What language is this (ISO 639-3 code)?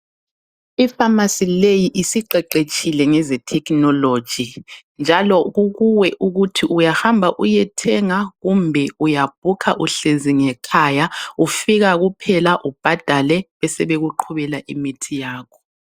nde